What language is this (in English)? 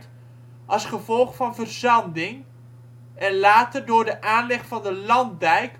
Dutch